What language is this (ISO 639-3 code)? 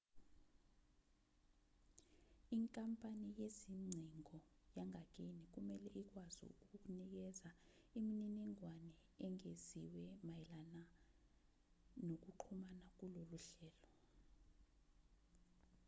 zul